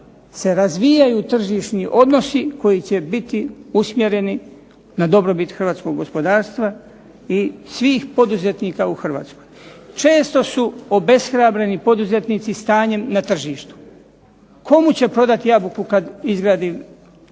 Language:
Croatian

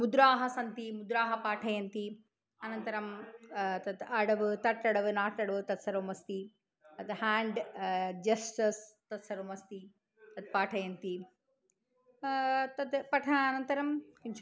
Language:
Sanskrit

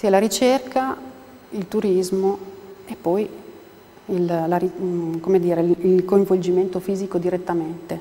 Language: Italian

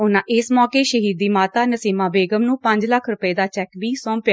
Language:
Punjabi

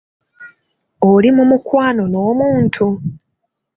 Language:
Ganda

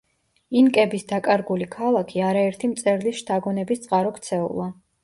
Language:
Georgian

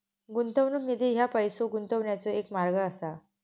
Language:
Marathi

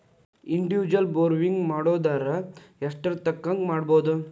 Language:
Kannada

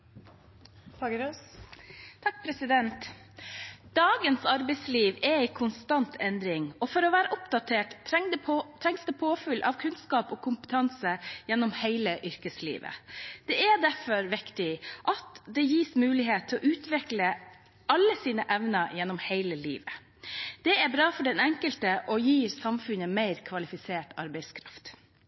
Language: Norwegian Bokmål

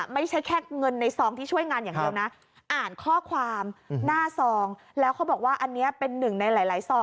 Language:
Thai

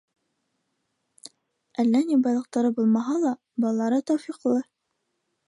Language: Bashkir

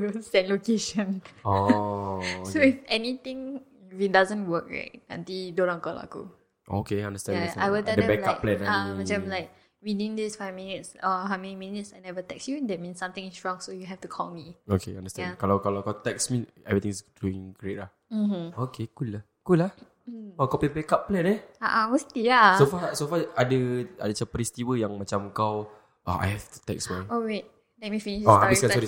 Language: Malay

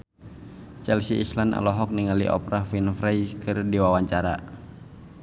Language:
Sundanese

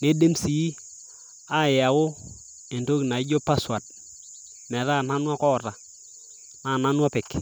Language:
Masai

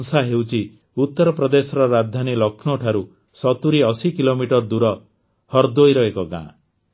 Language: Odia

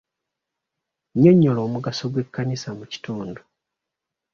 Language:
Ganda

